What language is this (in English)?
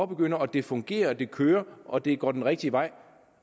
Danish